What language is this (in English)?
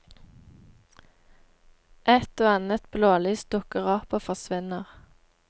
Norwegian